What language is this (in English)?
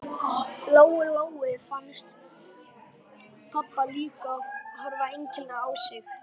Icelandic